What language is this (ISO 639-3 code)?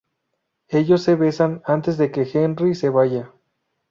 spa